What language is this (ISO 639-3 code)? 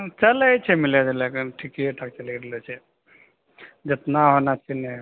mai